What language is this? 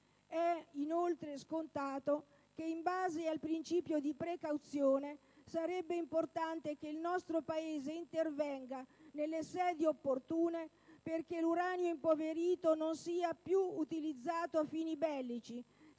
Italian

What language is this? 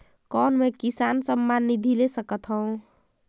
Chhattisgarhi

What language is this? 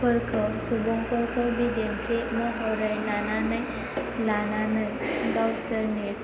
Bodo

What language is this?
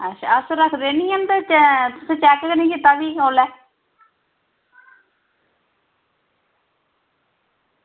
Dogri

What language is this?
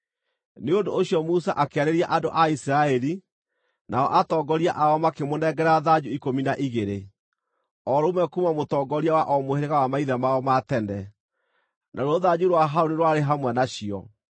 Kikuyu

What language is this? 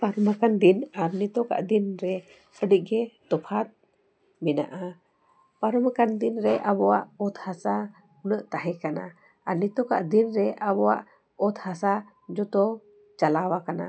Santali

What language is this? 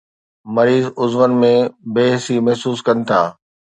Sindhi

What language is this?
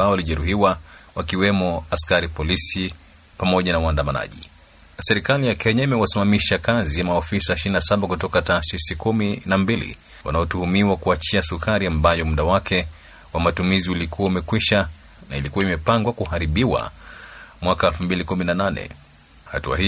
Swahili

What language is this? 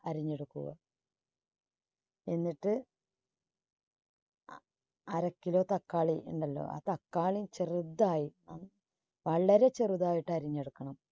Malayalam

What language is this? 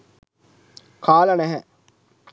Sinhala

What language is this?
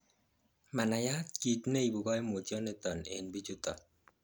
Kalenjin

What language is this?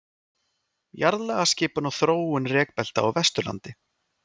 Icelandic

